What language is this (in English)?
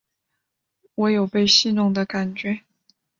Chinese